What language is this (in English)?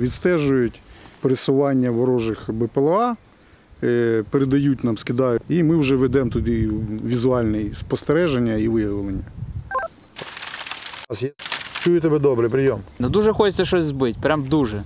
Ukrainian